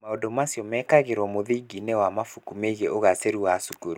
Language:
Kikuyu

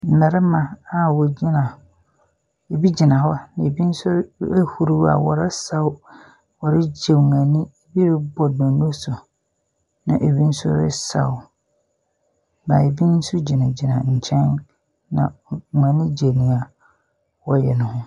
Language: Akan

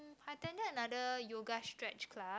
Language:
English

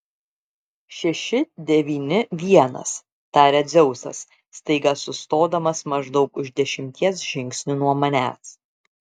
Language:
Lithuanian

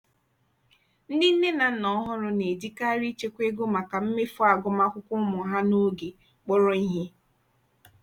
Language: Igbo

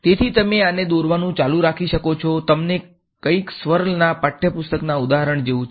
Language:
Gujarati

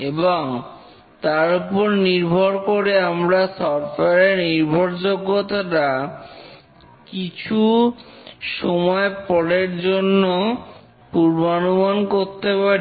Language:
Bangla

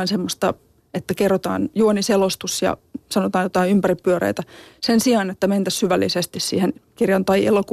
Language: Finnish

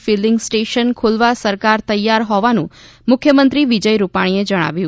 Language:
Gujarati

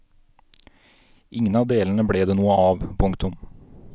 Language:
Norwegian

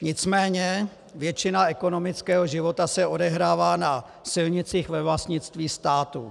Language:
Czech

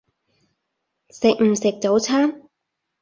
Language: Cantonese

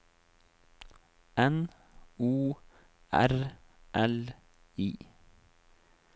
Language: Norwegian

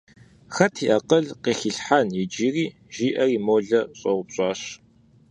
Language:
Kabardian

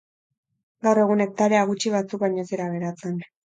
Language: Basque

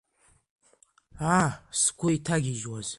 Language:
Abkhazian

